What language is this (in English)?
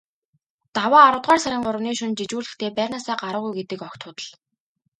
Mongolian